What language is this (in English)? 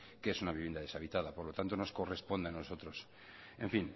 Spanish